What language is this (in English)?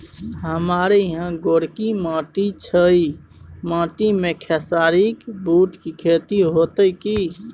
Maithili